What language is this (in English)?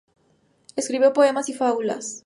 Spanish